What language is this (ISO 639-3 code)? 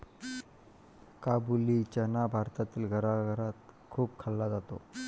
mar